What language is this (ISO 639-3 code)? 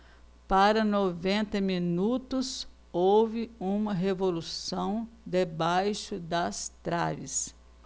por